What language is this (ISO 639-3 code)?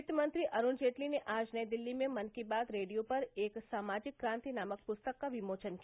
hin